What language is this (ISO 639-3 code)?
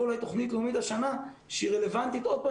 heb